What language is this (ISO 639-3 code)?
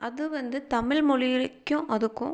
tam